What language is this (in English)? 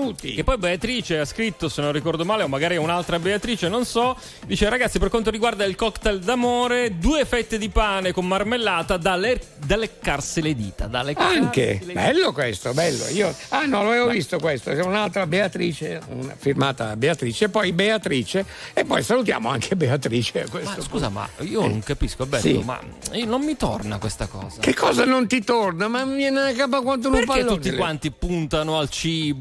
Italian